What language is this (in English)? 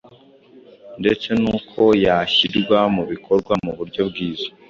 Kinyarwanda